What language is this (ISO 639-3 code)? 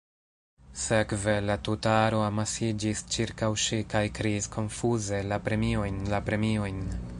epo